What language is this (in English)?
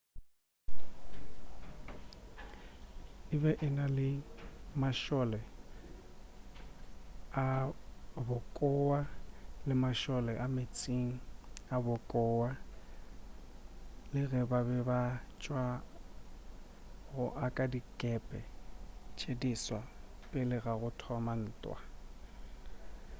Northern Sotho